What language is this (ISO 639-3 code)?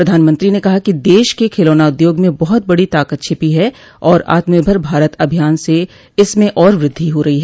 hin